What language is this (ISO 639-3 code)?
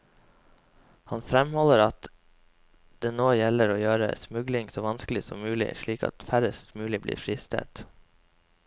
nor